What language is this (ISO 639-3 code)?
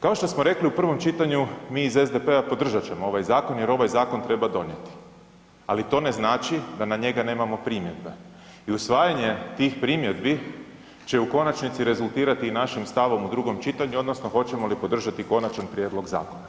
hrv